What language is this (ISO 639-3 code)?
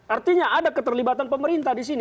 ind